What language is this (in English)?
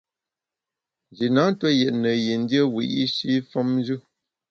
Bamun